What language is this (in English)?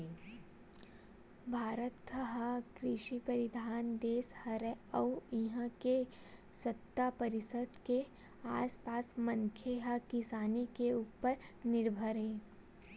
Chhattisgarhi